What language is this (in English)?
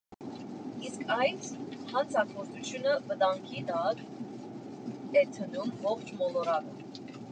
Armenian